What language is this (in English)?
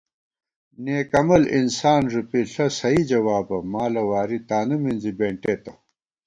Gawar-Bati